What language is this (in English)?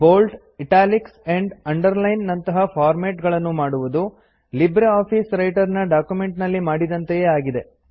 Kannada